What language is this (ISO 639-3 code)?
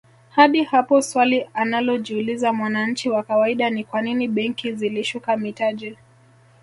swa